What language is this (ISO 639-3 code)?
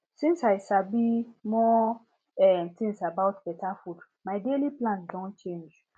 pcm